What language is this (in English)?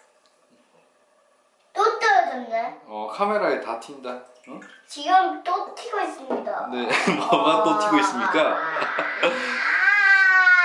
Korean